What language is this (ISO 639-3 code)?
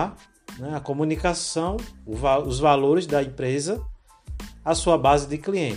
por